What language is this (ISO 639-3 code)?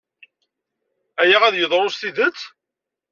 kab